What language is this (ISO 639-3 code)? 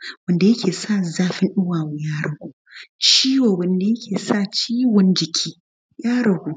hau